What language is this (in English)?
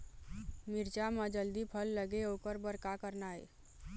Chhattisgarhi